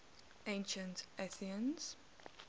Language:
English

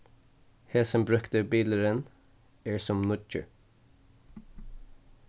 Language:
Faroese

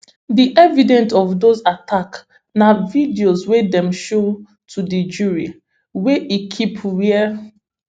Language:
Nigerian Pidgin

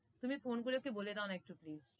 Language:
Bangla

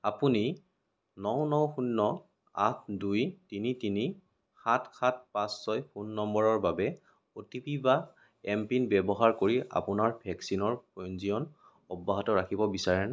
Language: Assamese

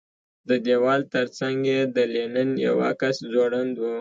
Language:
Pashto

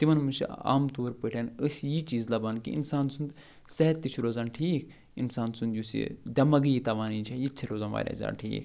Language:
Kashmiri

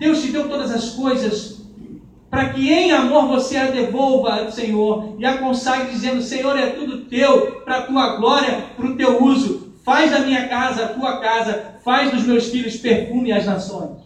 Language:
Portuguese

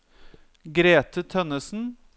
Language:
Norwegian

